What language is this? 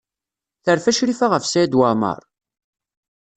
Kabyle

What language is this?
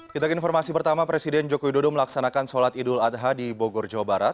Indonesian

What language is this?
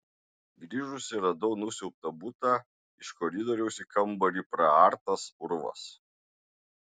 Lithuanian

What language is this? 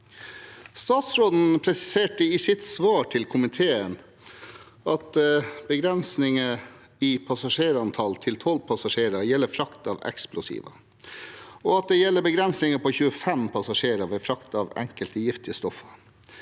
Norwegian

